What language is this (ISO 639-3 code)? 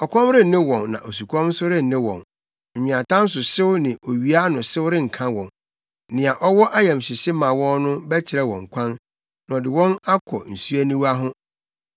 aka